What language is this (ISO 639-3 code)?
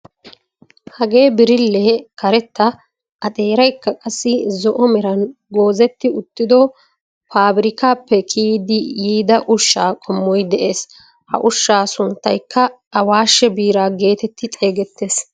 wal